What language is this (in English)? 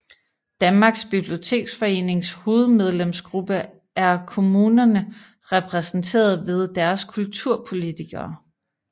Danish